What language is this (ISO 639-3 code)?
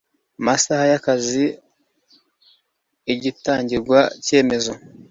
kin